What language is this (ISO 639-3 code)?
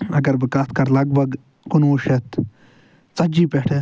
kas